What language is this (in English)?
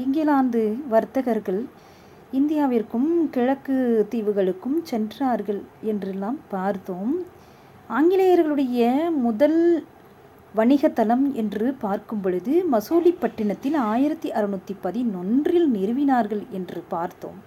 Tamil